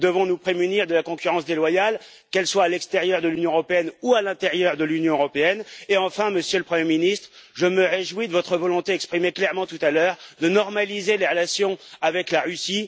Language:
French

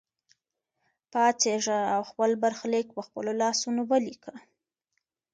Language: Pashto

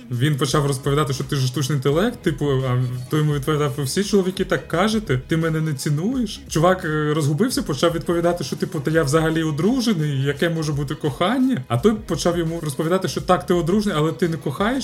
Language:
Ukrainian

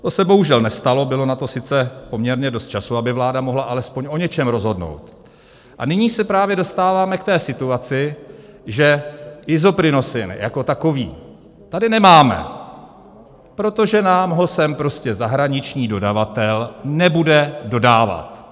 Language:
Czech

